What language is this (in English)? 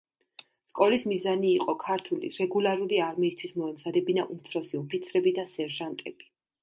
Georgian